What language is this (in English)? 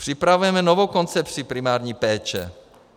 Czech